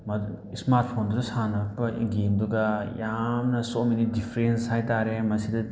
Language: Manipuri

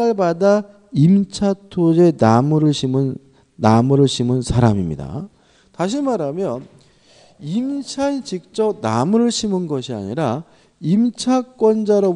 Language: Korean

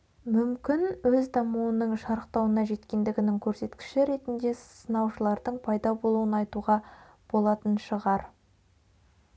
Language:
Kazakh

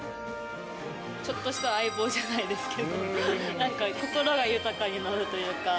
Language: Japanese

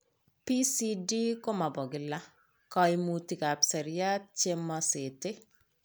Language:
Kalenjin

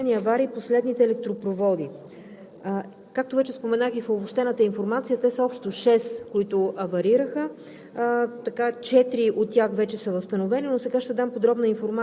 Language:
Bulgarian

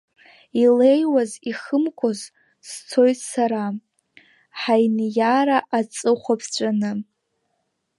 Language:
Abkhazian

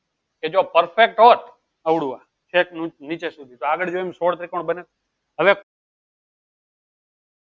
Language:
Gujarati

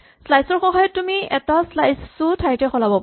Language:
Assamese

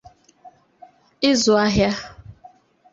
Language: Igbo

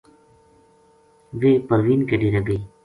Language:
Gujari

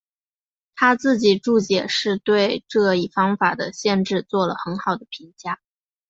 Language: Chinese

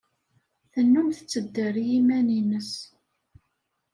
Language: Kabyle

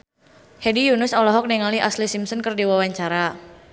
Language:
Sundanese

